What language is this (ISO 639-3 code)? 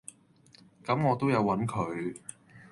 yue